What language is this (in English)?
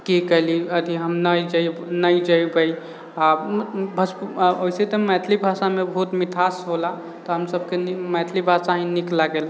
Maithili